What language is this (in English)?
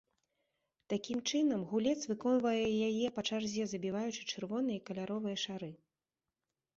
Belarusian